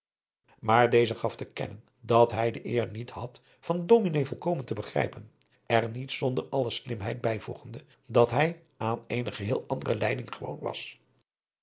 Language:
Dutch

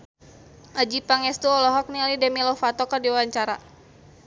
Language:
Sundanese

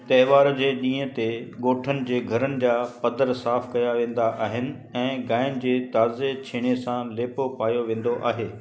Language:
Sindhi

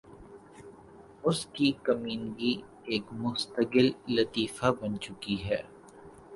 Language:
Urdu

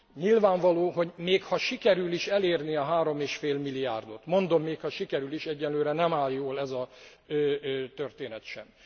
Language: Hungarian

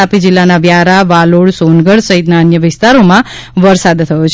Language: Gujarati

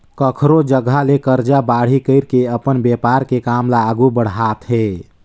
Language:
Chhattisgarhi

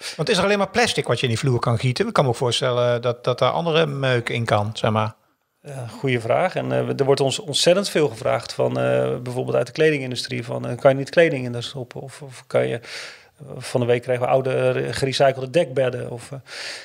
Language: Dutch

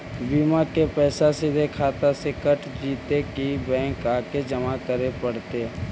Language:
Magahi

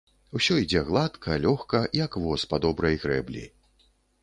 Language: Belarusian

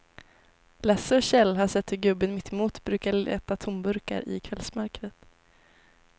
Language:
Swedish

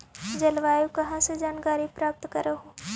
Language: Magahi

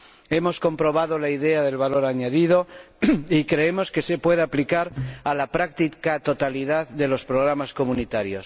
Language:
Spanish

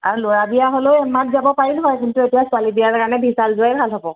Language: Assamese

